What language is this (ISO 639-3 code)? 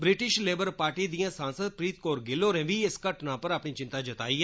doi